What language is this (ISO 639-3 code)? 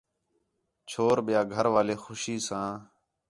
xhe